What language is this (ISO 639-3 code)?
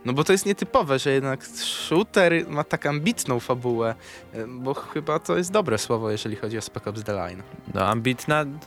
pol